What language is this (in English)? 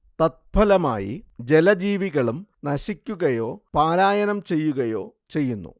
Malayalam